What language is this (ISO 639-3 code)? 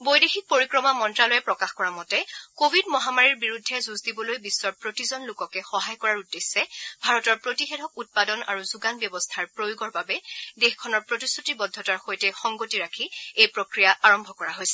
asm